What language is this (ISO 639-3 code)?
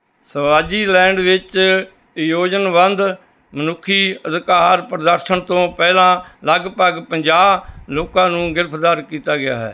pan